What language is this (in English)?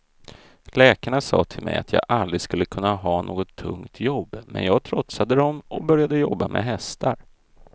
Swedish